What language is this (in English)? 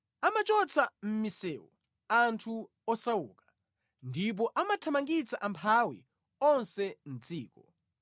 Nyanja